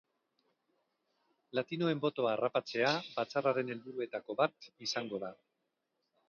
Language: Basque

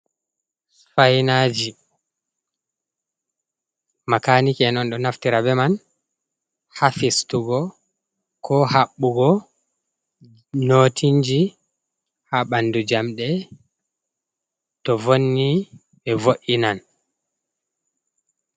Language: Fula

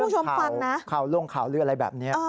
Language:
Thai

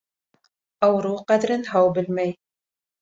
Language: Bashkir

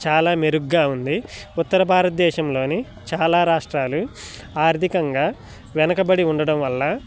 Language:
Telugu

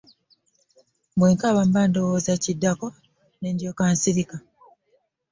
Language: Ganda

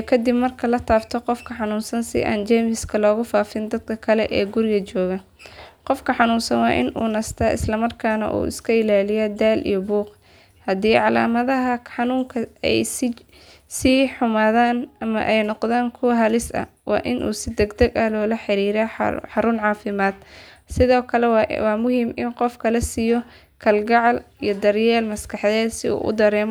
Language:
Somali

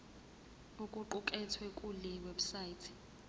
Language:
Zulu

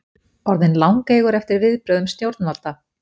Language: Icelandic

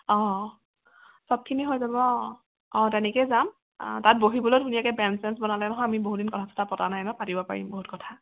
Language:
Assamese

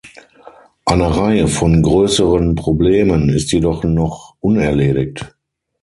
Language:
German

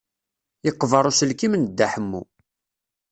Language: Kabyle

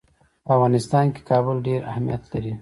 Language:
Pashto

